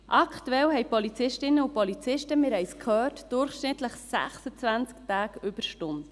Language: Swiss German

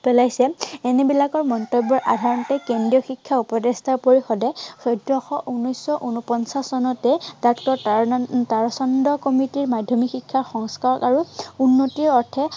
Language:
Assamese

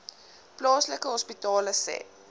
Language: Afrikaans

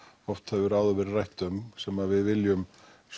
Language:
Icelandic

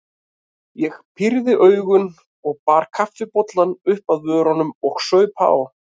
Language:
Icelandic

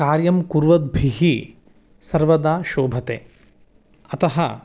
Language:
Sanskrit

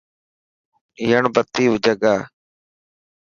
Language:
Dhatki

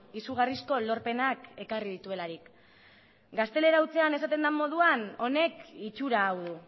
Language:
Basque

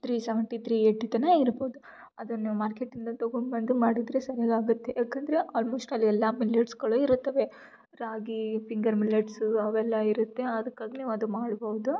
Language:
Kannada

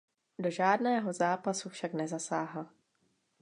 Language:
Czech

